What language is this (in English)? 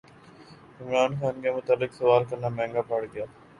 Urdu